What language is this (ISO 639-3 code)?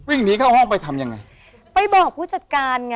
tha